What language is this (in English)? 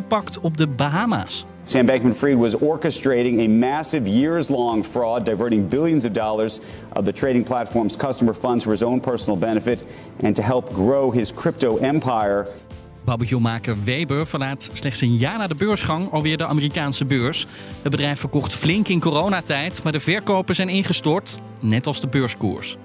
Dutch